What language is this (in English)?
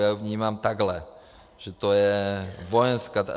Czech